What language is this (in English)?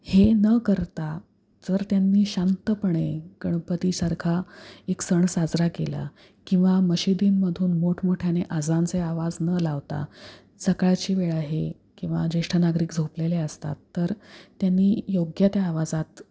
Marathi